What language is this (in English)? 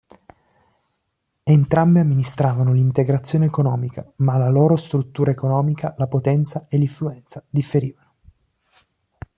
Italian